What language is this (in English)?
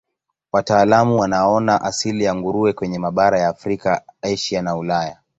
Swahili